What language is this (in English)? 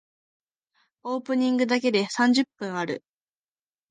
Japanese